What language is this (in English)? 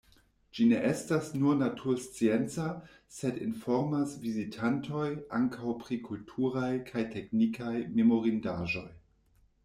Esperanto